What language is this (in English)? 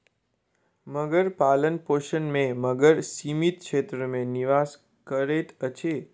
Maithili